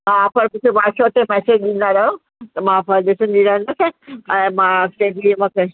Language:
Sindhi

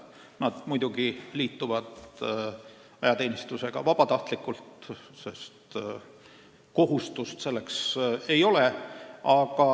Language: Estonian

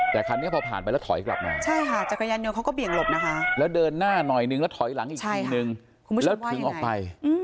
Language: Thai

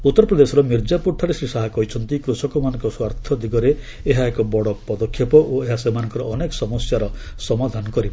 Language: Odia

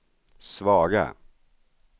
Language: Swedish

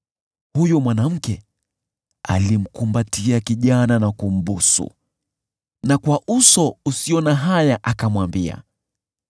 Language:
Swahili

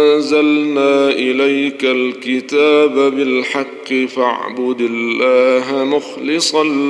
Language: Arabic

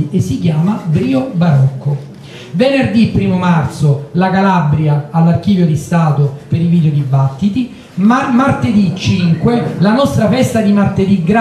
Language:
Italian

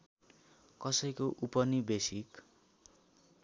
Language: Nepali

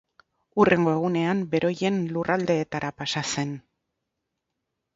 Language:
Basque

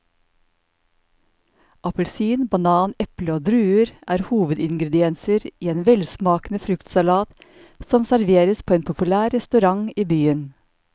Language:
Norwegian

